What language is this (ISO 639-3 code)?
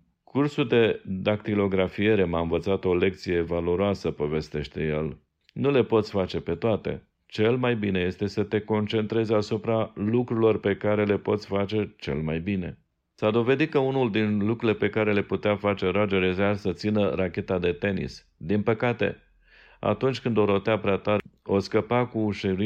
ron